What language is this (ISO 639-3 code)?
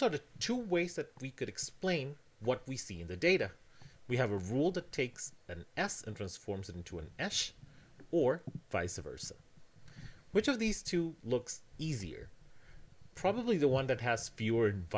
eng